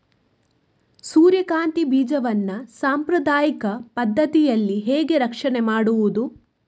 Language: Kannada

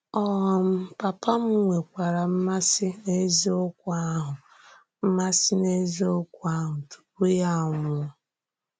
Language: Igbo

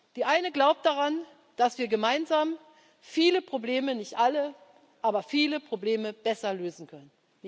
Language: German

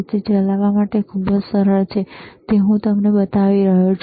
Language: Gujarati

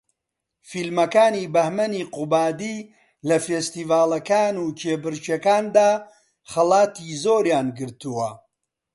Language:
Central Kurdish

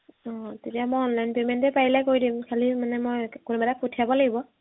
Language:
Assamese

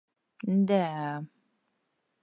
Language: Bashkir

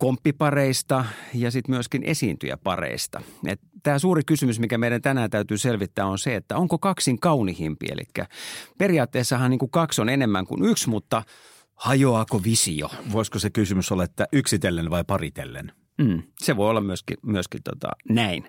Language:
Finnish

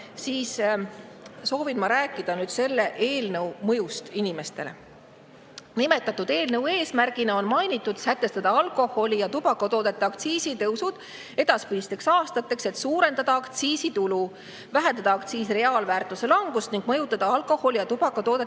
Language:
Estonian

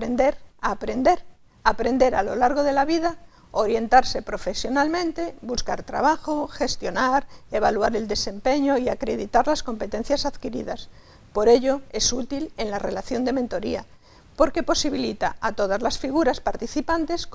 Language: Spanish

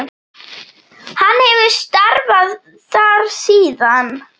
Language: Icelandic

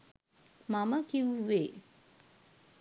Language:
Sinhala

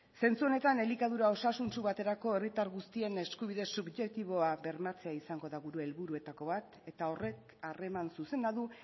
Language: Basque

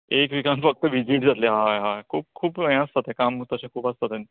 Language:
Konkani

